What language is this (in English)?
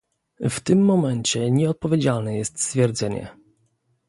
Polish